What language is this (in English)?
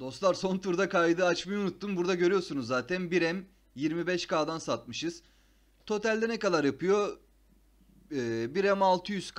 Turkish